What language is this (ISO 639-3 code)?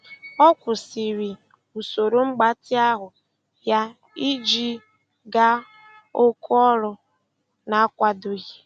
ibo